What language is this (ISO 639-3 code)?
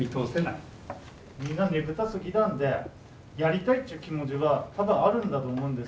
jpn